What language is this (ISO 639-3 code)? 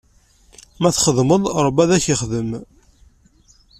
kab